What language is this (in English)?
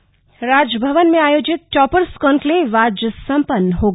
Hindi